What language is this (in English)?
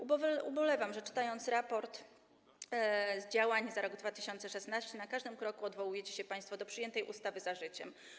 Polish